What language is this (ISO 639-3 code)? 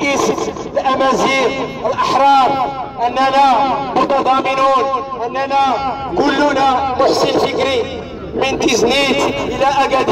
ara